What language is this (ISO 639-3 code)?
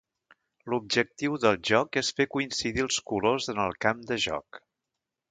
cat